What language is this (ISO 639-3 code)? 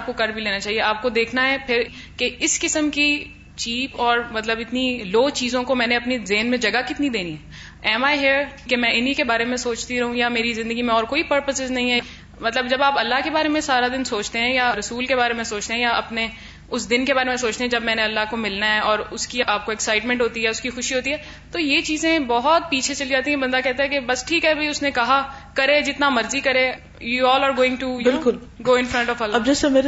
urd